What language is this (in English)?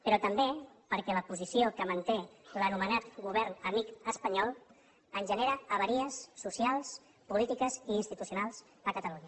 Catalan